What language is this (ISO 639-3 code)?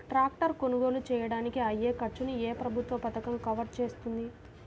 tel